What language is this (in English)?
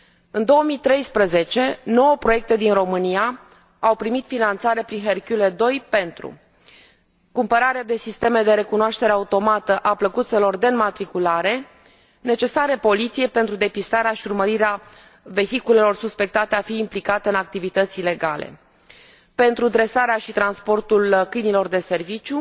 Romanian